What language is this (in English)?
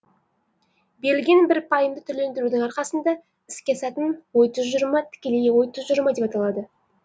Kazakh